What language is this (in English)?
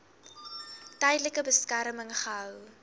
Afrikaans